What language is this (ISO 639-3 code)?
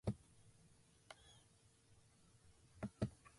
jpn